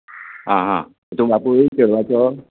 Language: Konkani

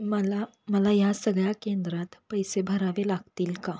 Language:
Marathi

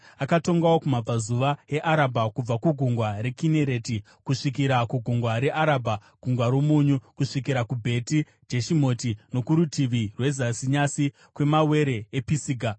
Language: Shona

